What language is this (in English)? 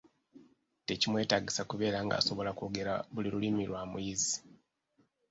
Ganda